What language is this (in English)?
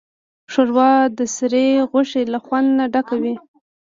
Pashto